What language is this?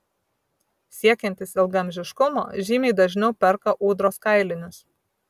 Lithuanian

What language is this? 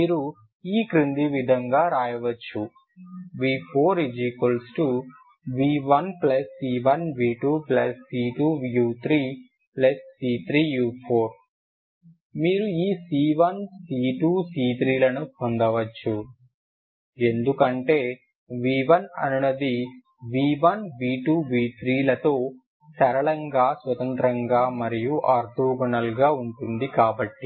Telugu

